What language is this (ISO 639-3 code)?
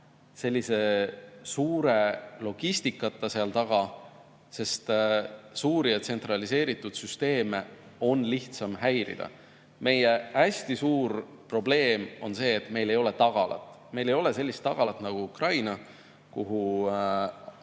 est